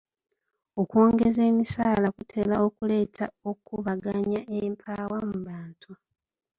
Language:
Ganda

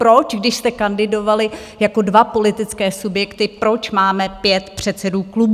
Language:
Czech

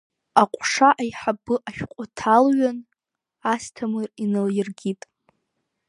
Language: Abkhazian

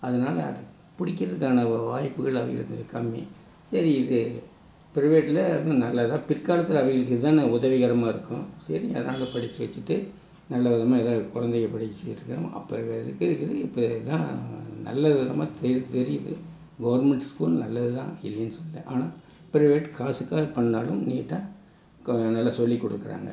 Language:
Tamil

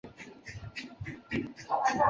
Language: Chinese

